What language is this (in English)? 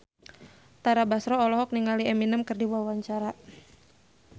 Sundanese